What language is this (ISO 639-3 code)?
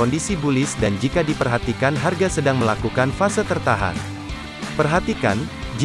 ind